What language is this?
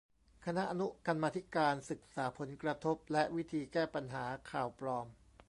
Thai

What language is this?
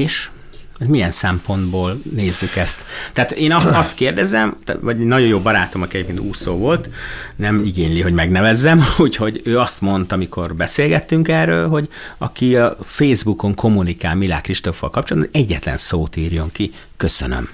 Hungarian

